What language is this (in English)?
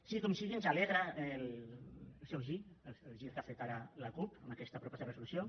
Catalan